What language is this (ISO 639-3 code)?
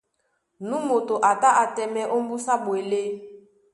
dua